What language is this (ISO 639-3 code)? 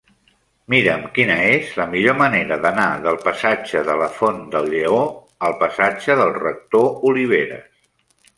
cat